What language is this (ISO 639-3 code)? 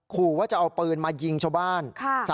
tha